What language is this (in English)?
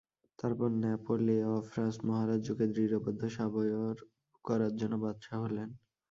Bangla